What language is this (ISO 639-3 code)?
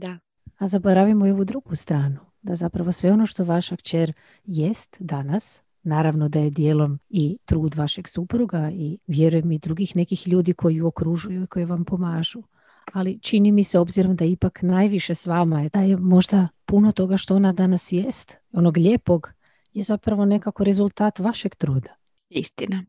hrv